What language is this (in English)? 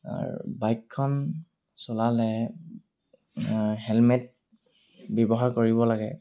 Assamese